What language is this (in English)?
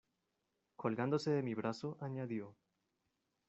Spanish